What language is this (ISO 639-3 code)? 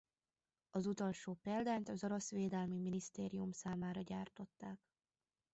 hun